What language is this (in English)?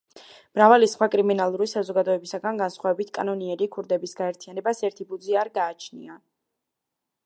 Georgian